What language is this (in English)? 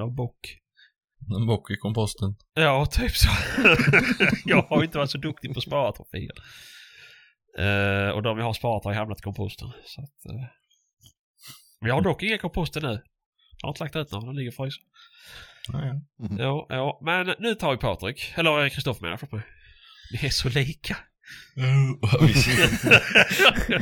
Swedish